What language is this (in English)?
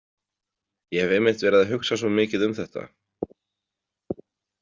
Icelandic